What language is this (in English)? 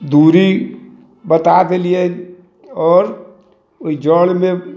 Maithili